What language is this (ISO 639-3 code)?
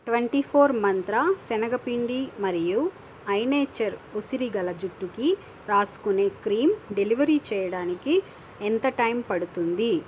tel